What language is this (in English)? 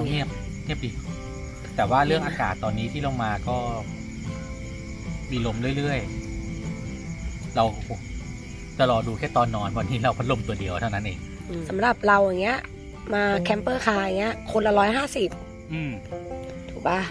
Thai